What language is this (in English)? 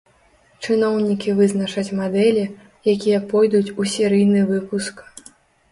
Belarusian